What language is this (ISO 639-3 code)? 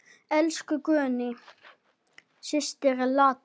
isl